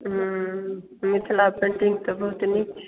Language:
Maithili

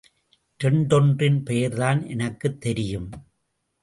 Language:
Tamil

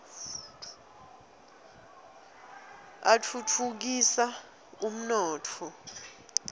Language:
Swati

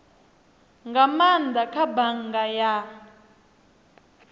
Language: Venda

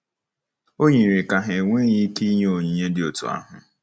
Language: Igbo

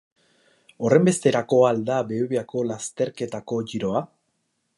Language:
Basque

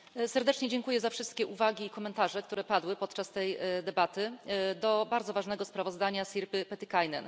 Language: Polish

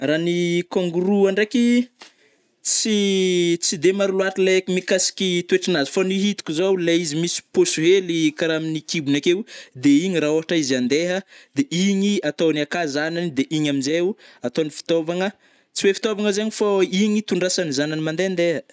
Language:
Northern Betsimisaraka Malagasy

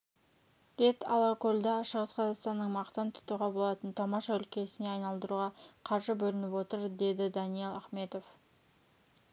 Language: Kazakh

